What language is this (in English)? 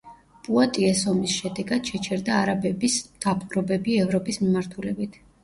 Georgian